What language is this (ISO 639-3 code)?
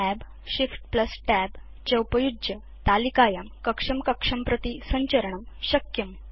san